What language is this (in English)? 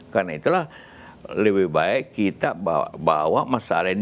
Indonesian